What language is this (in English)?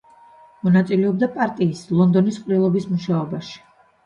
Georgian